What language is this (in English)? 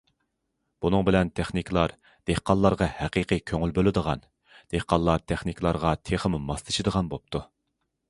Uyghur